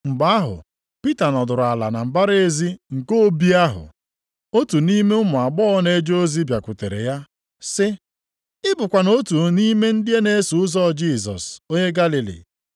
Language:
Igbo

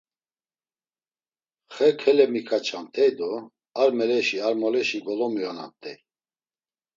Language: Laz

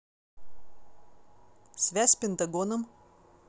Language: Russian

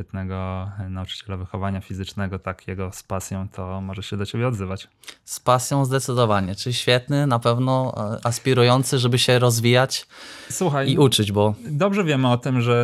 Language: Polish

